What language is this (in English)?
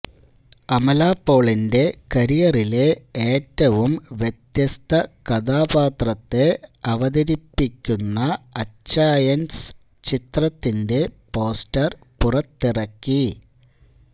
Malayalam